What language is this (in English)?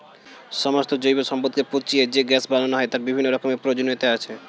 Bangla